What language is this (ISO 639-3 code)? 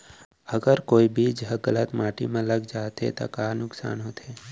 hne